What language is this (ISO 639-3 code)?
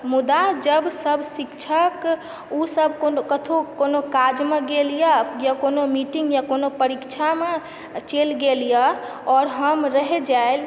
mai